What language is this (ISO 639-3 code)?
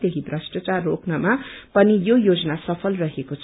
nep